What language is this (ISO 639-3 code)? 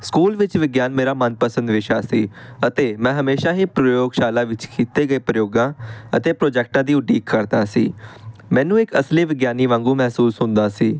pan